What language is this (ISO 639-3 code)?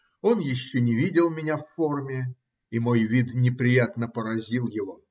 rus